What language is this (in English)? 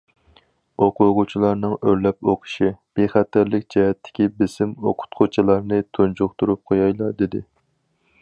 Uyghur